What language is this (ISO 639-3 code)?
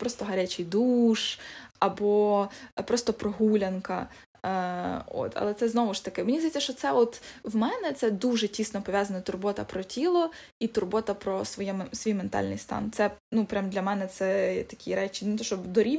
ukr